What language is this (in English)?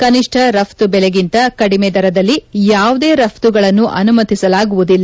Kannada